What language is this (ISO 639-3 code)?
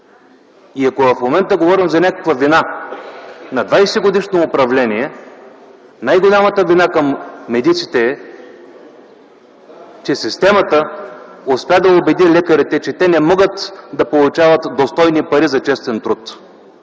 bul